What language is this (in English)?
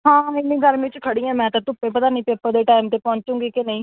Punjabi